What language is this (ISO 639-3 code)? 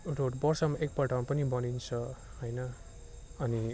nep